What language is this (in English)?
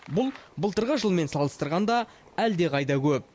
Kazakh